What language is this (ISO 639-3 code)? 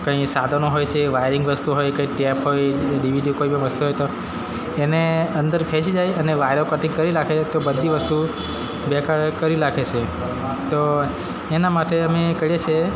guj